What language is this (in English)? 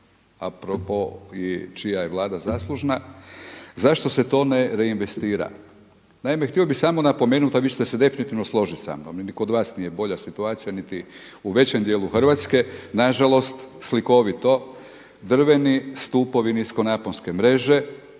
Croatian